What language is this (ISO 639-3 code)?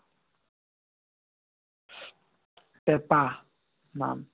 asm